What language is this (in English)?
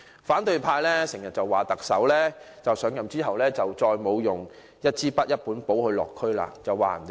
Cantonese